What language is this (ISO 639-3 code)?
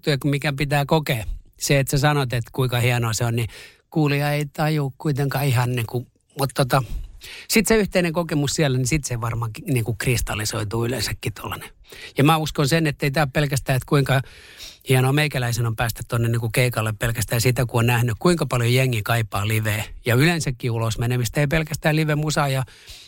fin